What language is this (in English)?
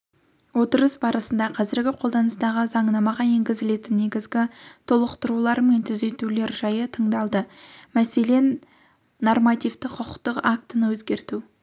Kazakh